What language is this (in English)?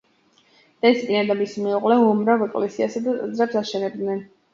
Georgian